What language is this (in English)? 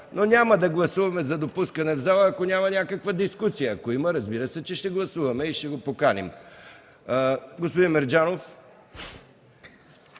Bulgarian